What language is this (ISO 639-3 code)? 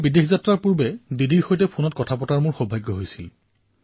asm